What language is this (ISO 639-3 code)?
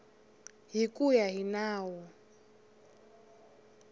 tso